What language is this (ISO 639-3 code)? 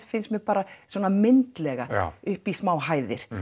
isl